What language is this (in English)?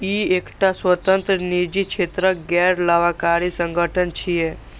Maithili